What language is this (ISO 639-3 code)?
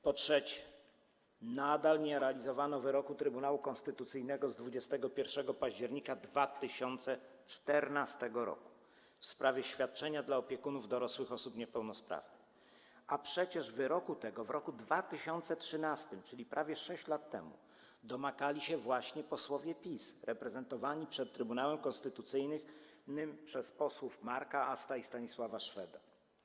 pol